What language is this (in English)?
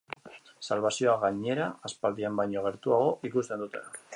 Basque